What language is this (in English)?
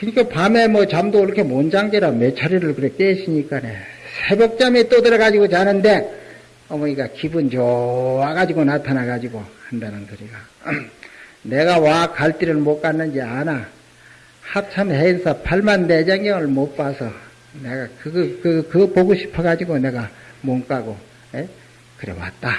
Korean